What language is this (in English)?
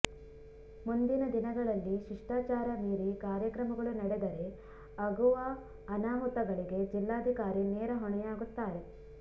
Kannada